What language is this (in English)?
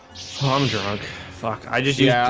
English